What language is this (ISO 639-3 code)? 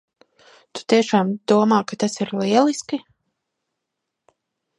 lav